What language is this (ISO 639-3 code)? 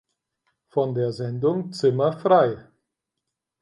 deu